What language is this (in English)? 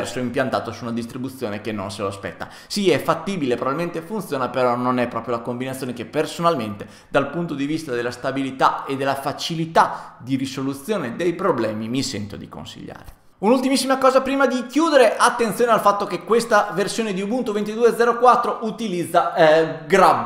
Italian